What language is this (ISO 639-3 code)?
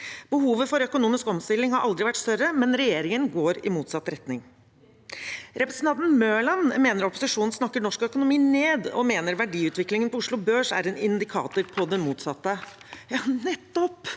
nor